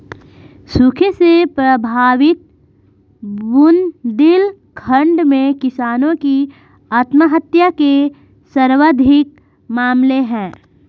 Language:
Hindi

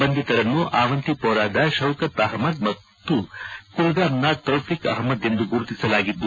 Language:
Kannada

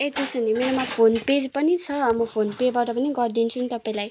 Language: Nepali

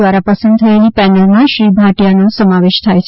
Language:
Gujarati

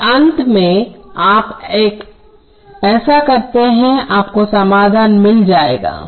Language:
Hindi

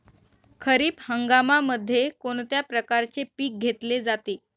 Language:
Marathi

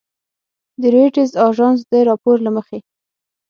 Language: Pashto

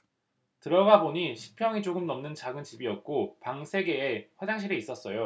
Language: Korean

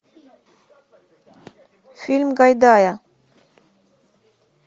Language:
Russian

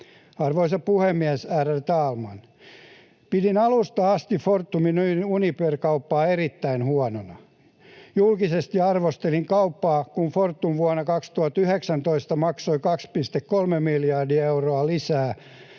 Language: Finnish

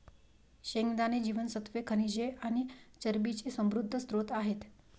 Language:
Marathi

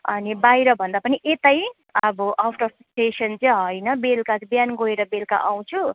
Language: Nepali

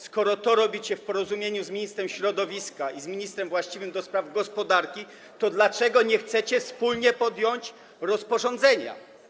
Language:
Polish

